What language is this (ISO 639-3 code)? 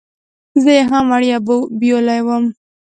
pus